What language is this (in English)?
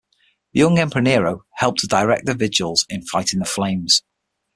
English